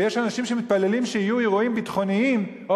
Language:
Hebrew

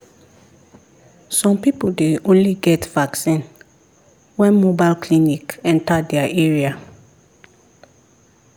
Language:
Nigerian Pidgin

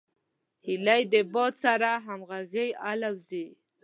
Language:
Pashto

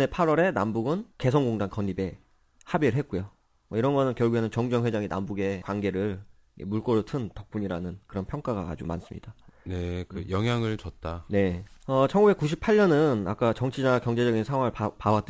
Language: Korean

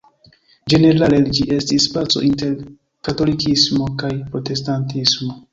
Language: Esperanto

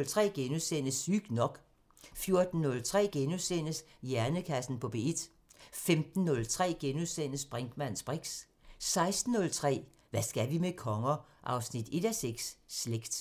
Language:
Danish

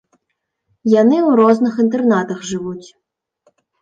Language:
Belarusian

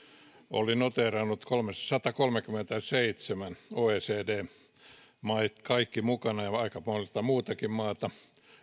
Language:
Finnish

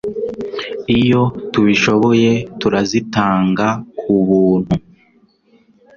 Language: Kinyarwanda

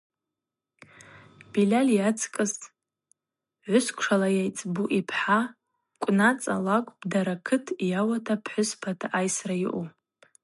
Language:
Abaza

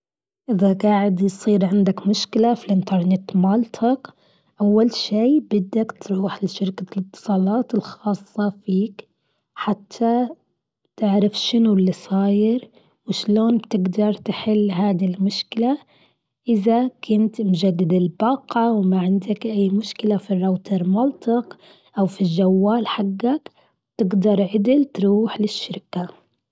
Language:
Gulf Arabic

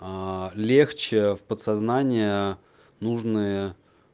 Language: Russian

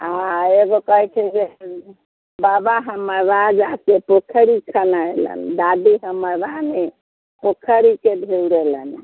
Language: Maithili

